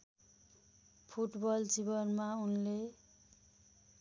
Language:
Nepali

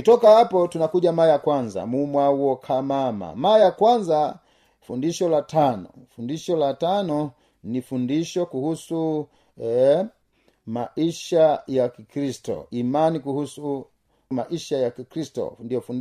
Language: Swahili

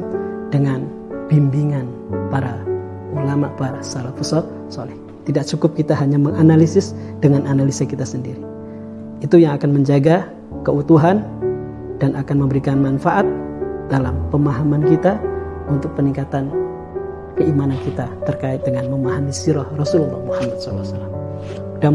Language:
Indonesian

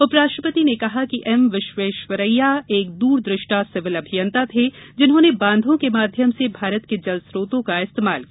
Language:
Hindi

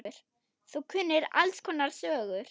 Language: Icelandic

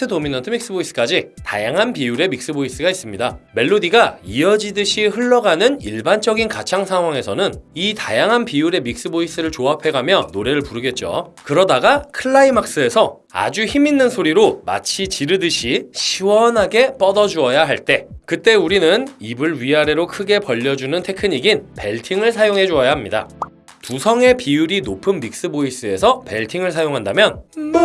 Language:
Korean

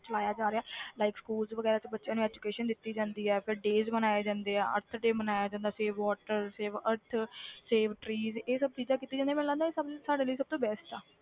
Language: Punjabi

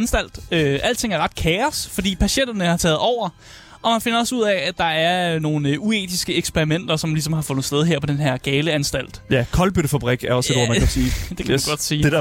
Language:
Danish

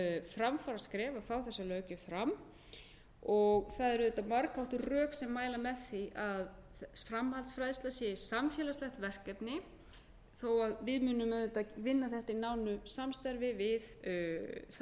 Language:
Icelandic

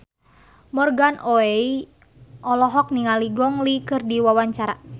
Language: Sundanese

